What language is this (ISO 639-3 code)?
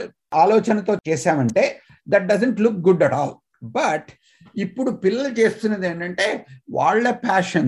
tel